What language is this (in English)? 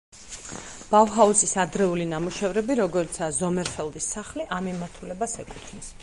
Georgian